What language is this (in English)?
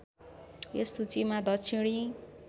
Nepali